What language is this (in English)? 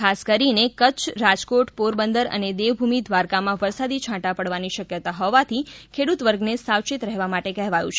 Gujarati